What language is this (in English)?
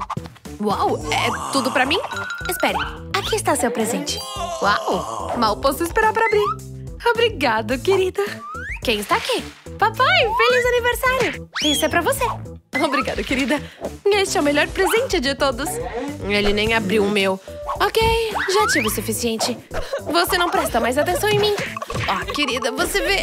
Portuguese